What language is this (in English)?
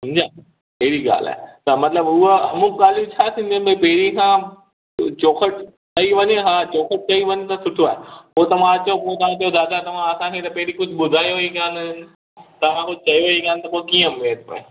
Sindhi